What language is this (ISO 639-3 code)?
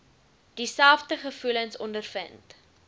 afr